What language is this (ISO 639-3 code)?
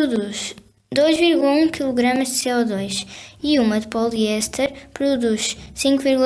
por